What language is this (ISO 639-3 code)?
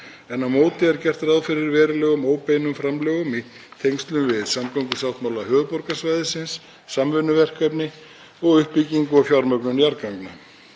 isl